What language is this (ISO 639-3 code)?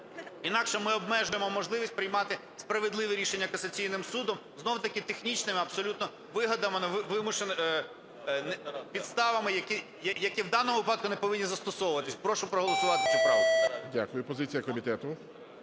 ukr